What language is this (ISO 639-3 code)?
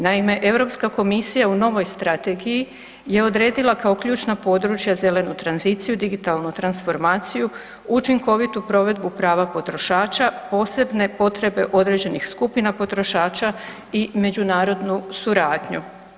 hrv